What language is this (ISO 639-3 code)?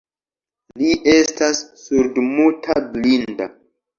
epo